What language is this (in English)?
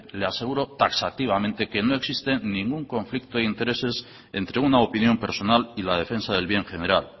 Spanish